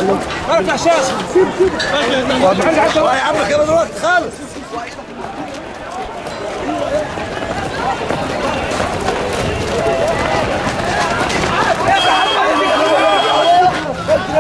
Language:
Arabic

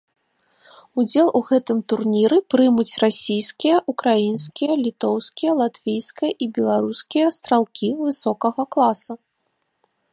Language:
Belarusian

